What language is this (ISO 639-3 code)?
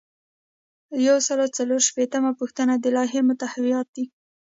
pus